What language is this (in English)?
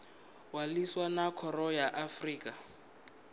Venda